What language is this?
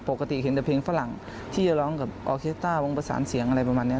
Thai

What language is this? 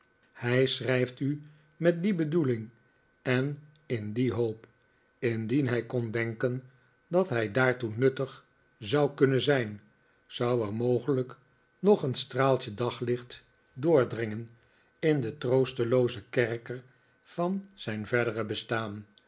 Dutch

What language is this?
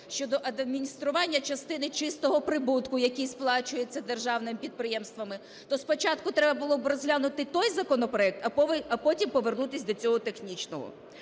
Ukrainian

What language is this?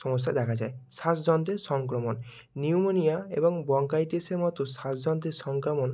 Bangla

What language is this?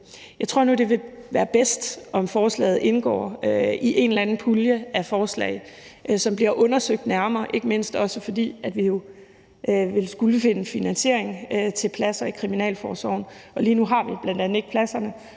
Danish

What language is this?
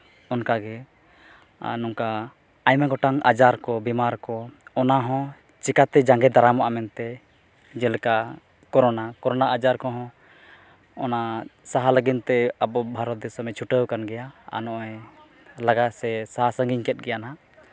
Santali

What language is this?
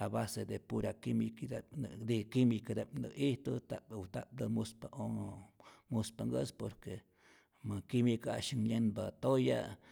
Rayón Zoque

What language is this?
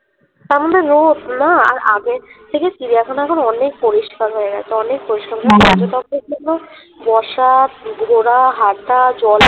Bangla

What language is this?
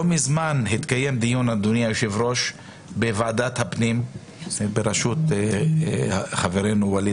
Hebrew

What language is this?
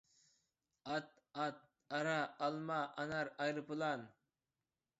Uyghur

